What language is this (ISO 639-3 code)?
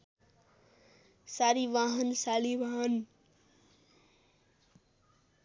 nep